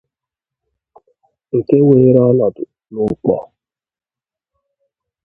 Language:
Igbo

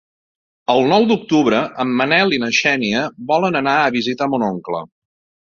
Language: Catalan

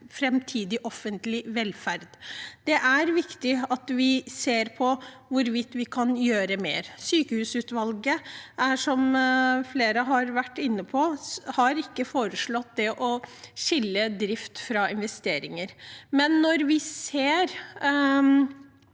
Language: Norwegian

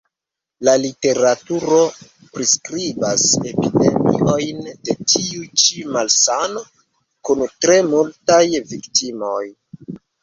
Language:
Esperanto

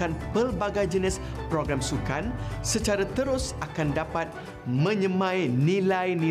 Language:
Malay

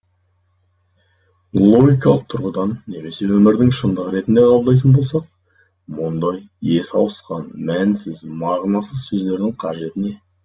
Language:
Kazakh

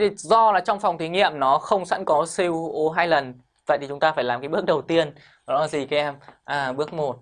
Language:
Vietnamese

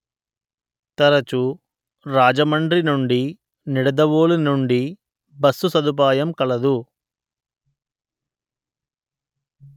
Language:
Telugu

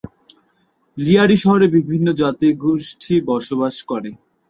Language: Bangla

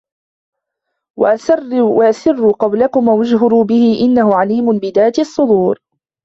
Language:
Arabic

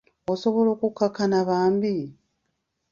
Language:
Ganda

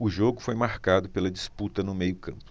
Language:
Portuguese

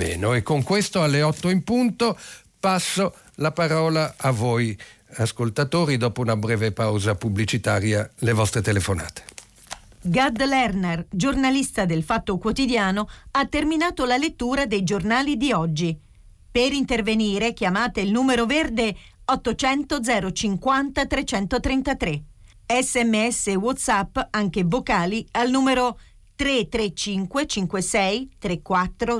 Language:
Italian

